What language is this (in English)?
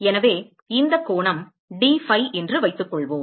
Tamil